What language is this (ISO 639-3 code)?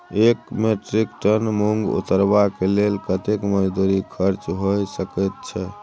mai